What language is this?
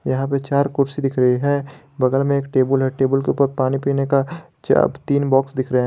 Hindi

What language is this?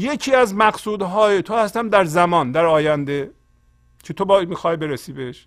Persian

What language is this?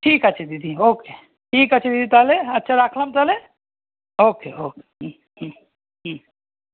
Bangla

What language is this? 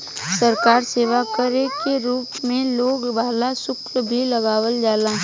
Bhojpuri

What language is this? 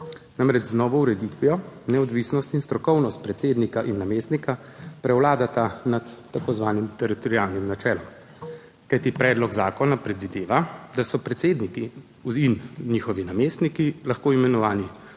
Slovenian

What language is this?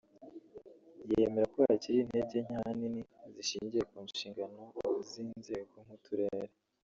Kinyarwanda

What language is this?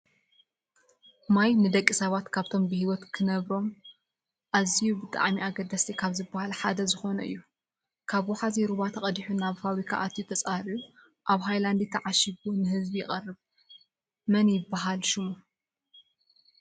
Tigrinya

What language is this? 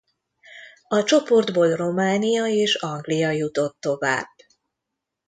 Hungarian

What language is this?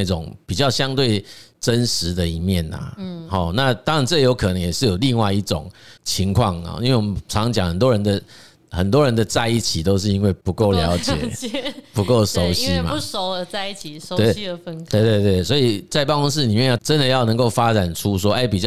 Chinese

